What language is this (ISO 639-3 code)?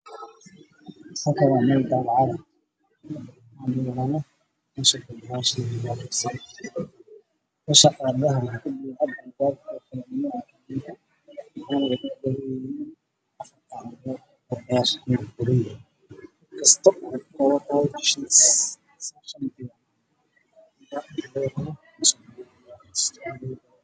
som